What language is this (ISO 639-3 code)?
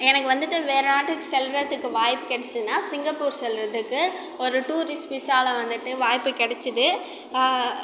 tam